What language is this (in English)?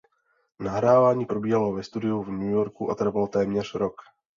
Czech